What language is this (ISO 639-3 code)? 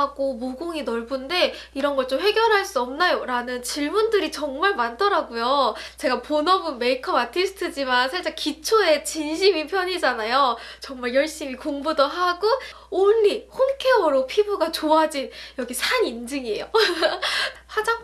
kor